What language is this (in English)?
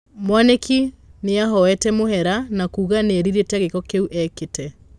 Kikuyu